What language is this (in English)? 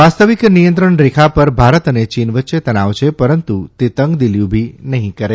Gujarati